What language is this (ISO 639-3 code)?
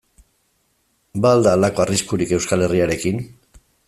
eus